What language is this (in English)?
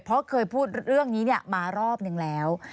Thai